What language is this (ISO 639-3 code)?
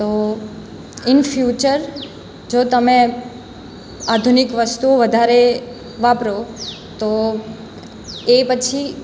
guj